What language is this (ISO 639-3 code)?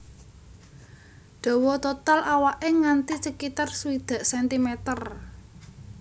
jav